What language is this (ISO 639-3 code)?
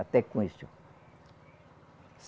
por